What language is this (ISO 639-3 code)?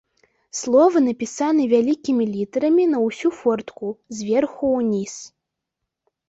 bel